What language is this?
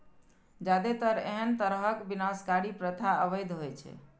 Maithili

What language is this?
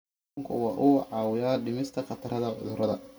Somali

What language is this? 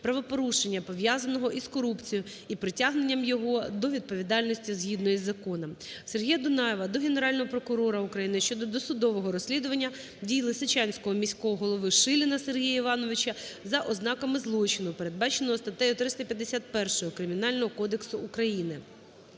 Ukrainian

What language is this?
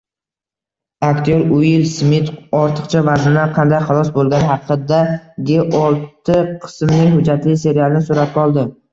Uzbek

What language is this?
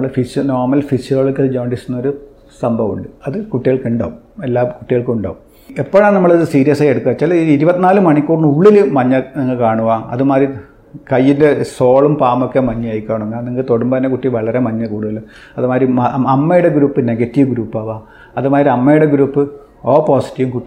Malayalam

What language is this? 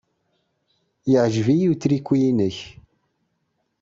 Kabyle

